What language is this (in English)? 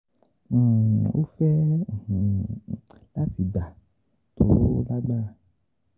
Yoruba